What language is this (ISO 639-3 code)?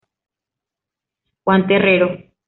spa